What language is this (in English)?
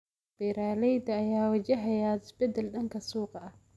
Somali